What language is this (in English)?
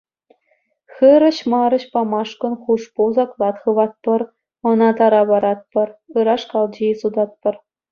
Chuvash